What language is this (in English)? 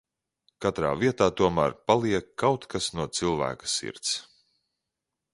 Latvian